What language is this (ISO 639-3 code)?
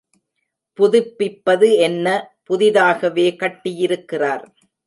tam